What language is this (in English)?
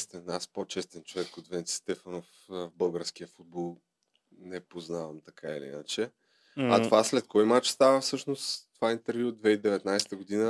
Bulgarian